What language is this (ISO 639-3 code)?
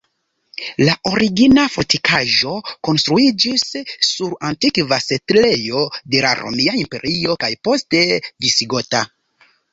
epo